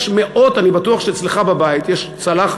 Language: Hebrew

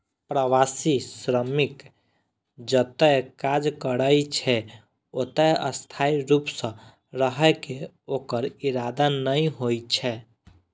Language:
Maithili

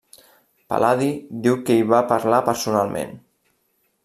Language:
Catalan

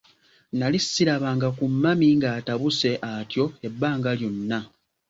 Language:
Ganda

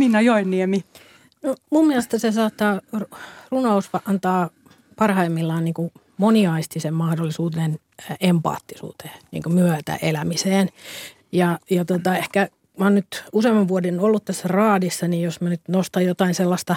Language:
Finnish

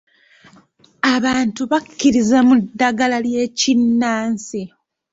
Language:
Ganda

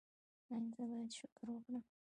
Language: Pashto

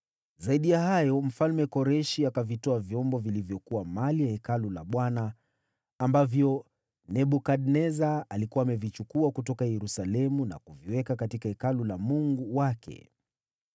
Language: Swahili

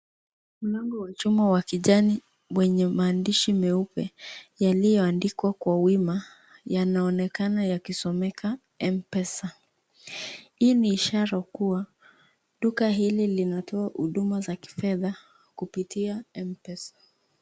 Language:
Swahili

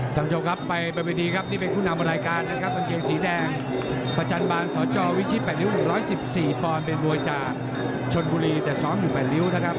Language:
Thai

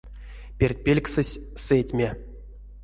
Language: Erzya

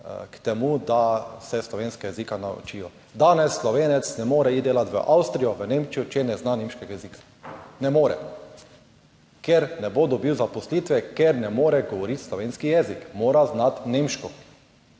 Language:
Slovenian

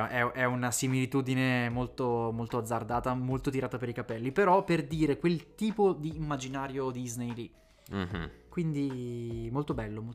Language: Italian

